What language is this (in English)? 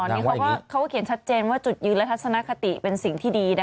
Thai